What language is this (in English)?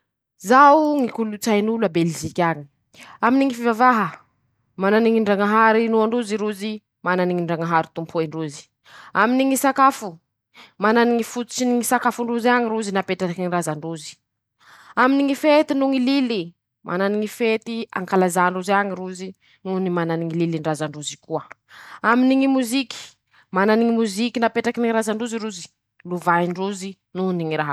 Masikoro Malagasy